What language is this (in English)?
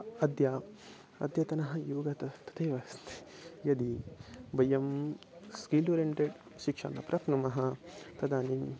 Sanskrit